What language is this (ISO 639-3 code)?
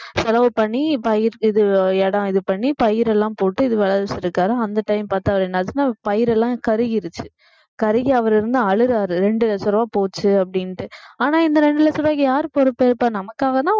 tam